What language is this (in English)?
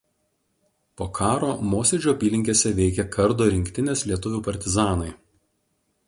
Lithuanian